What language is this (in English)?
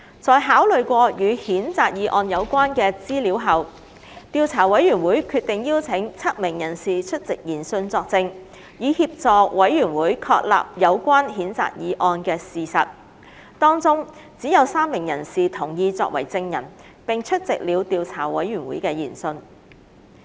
Cantonese